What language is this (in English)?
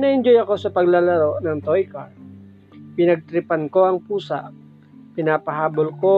Filipino